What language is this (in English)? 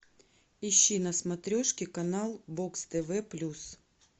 Russian